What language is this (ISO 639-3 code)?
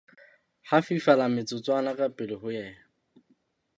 sot